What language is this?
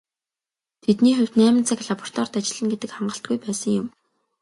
Mongolian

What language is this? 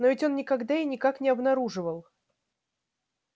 Russian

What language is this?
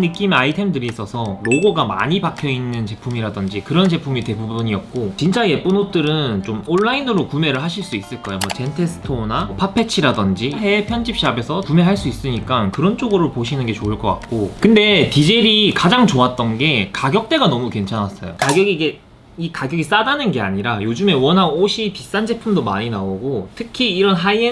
Korean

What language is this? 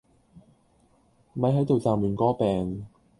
Cantonese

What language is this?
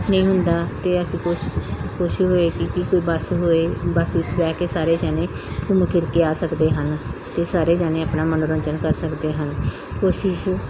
Punjabi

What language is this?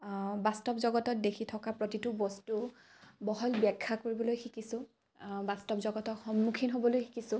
Assamese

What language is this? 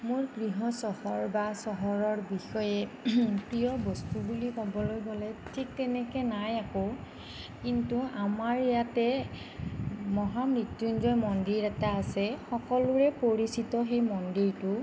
Assamese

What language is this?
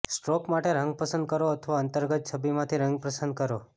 Gujarati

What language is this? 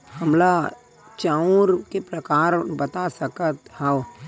Chhattisgarhi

